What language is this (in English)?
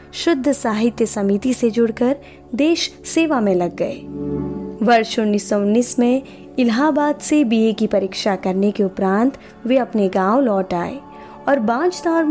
Hindi